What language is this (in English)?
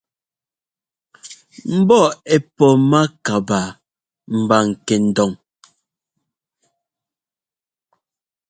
Ngomba